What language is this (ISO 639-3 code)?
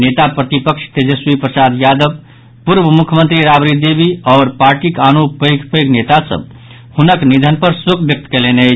mai